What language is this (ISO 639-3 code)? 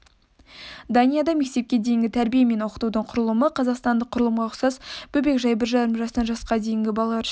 kaz